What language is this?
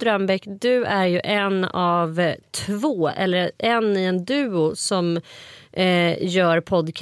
Swedish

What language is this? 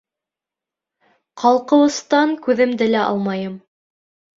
Bashkir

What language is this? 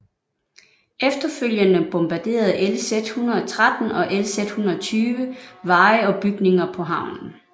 Danish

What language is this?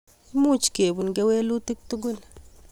Kalenjin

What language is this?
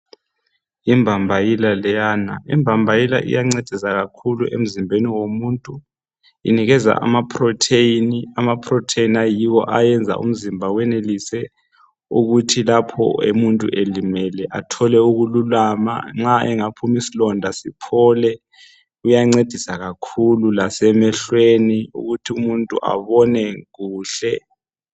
North Ndebele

